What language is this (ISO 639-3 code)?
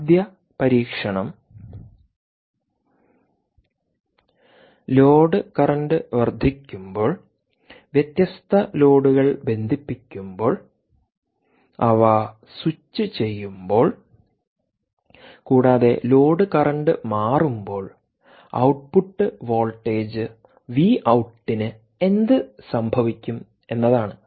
mal